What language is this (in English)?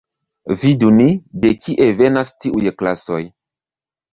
Esperanto